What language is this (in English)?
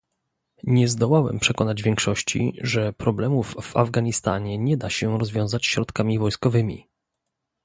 Polish